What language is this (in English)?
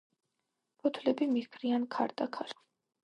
Georgian